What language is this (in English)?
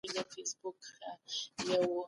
Pashto